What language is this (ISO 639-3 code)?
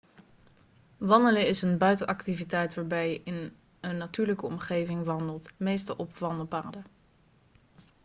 nld